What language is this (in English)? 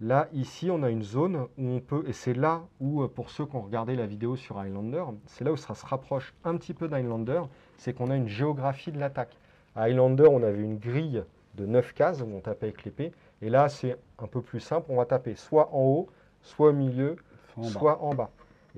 French